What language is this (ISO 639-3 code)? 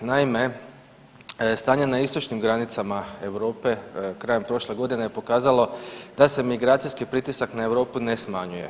hrv